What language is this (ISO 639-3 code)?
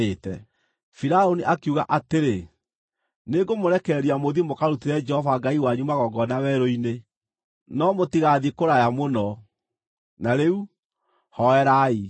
kik